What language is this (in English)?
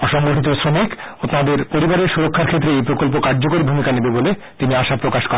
Bangla